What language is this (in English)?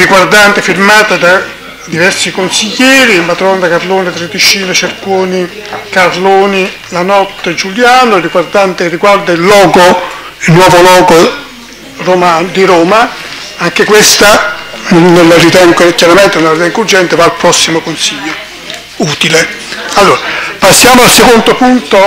Italian